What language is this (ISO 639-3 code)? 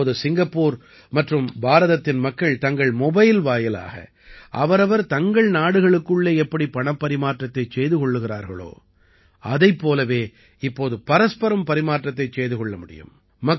tam